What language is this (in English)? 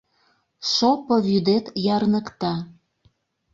Mari